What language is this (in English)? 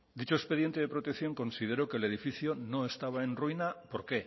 Spanish